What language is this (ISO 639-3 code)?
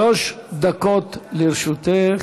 heb